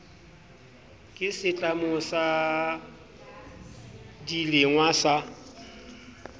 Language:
Southern Sotho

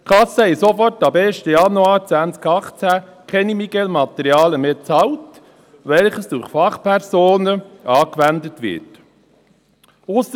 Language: Swiss German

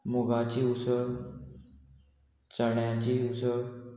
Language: Konkani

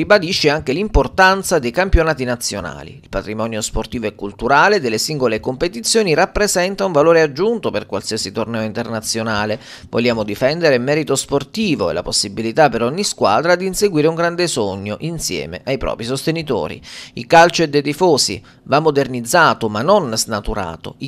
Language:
Italian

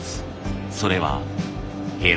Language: Japanese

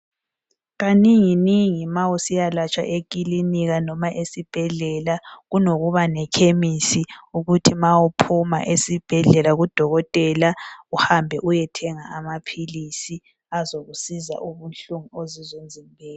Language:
North Ndebele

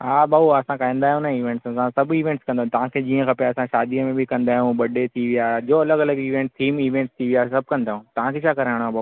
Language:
Sindhi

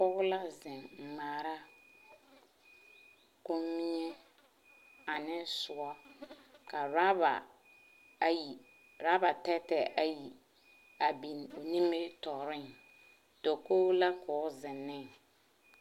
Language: Southern Dagaare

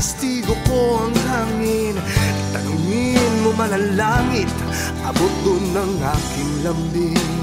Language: Indonesian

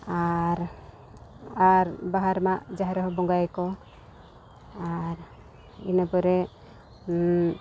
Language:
Santali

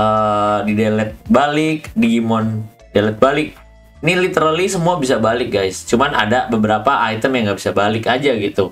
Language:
Indonesian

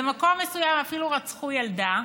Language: Hebrew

